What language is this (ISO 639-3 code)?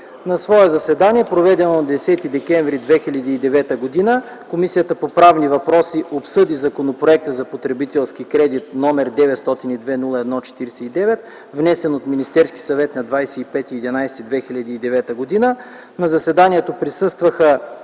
bul